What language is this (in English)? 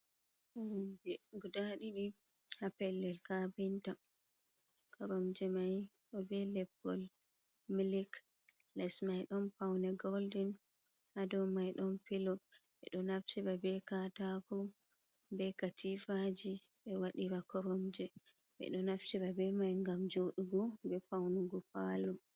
Fula